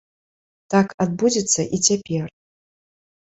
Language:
Belarusian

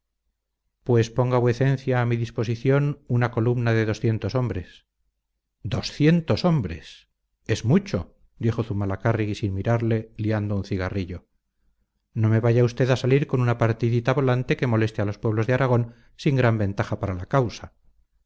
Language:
Spanish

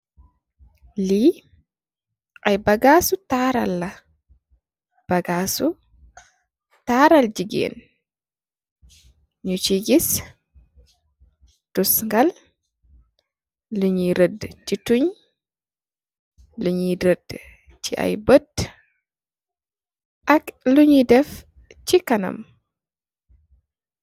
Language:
Wolof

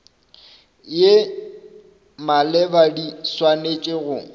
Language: Northern Sotho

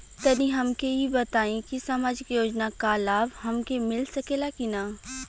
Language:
Bhojpuri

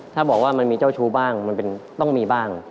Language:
Thai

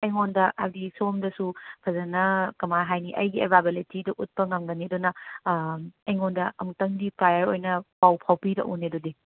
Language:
Manipuri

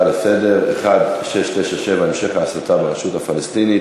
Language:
Hebrew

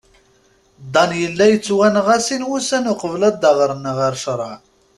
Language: Kabyle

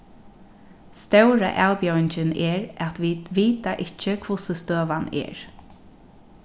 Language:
Faroese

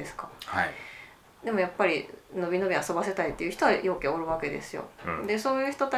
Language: Japanese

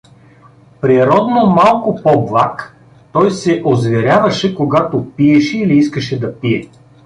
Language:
Bulgarian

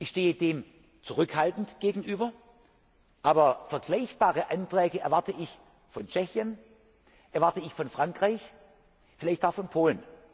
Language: German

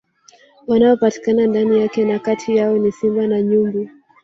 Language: Swahili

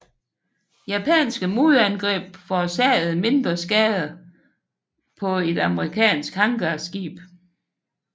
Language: Danish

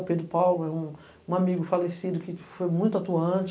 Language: Portuguese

